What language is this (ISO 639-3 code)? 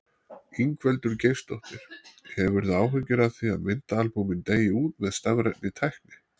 isl